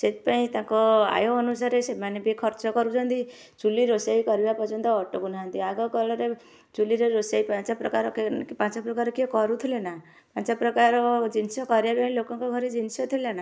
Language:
Odia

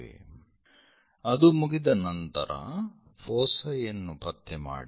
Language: Kannada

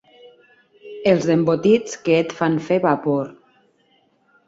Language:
Catalan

